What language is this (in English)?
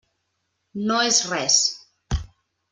Catalan